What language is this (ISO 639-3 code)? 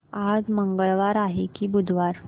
mar